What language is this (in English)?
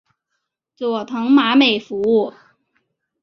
Chinese